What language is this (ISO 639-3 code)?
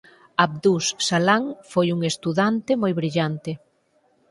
glg